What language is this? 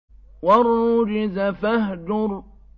Arabic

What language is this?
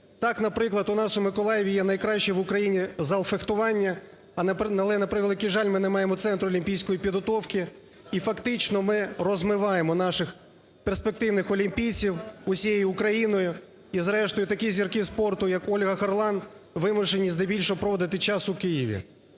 Ukrainian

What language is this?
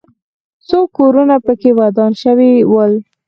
Pashto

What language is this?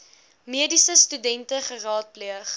Afrikaans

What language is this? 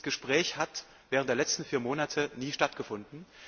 German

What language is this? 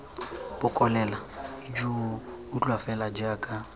Tswana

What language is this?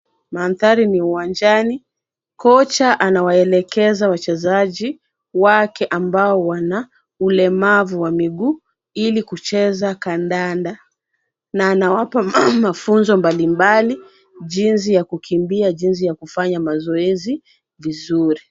Swahili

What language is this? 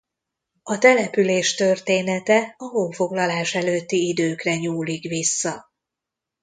Hungarian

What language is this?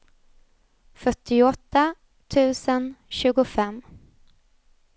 Swedish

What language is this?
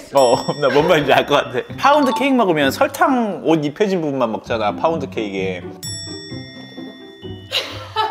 Korean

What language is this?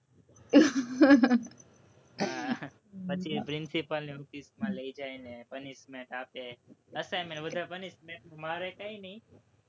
Gujarati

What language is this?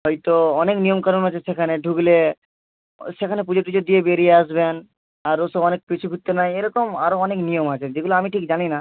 Bangla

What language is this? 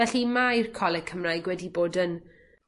Welsh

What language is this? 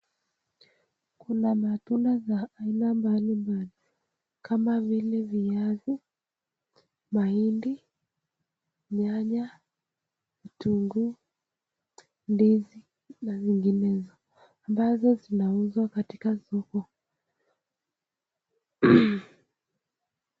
Swahili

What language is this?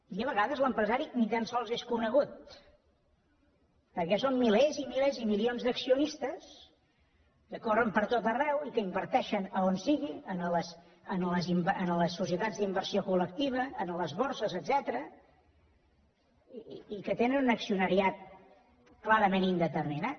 Catalan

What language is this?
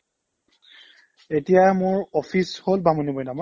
Assamese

